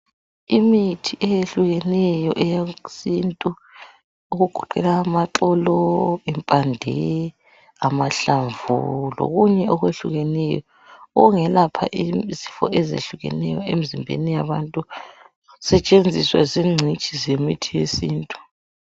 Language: North Ndebele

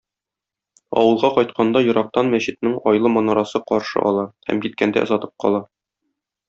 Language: Tatar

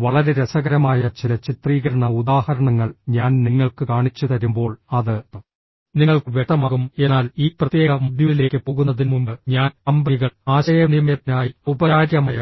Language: Malayalam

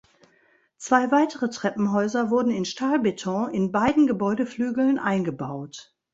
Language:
German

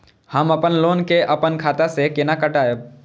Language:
Maithili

